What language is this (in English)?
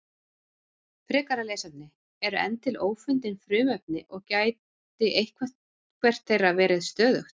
Icelandic